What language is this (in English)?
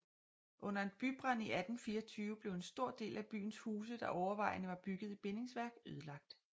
Danish